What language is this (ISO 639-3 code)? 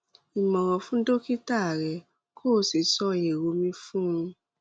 yor